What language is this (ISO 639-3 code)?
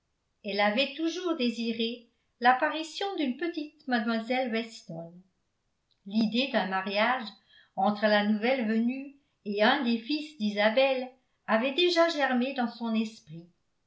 fra